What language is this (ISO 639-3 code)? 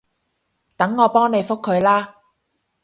yue